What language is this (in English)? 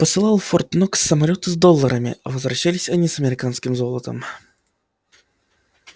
Russian